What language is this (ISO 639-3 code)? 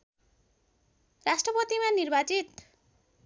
nep